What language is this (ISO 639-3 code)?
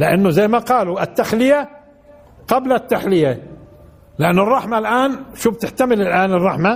ara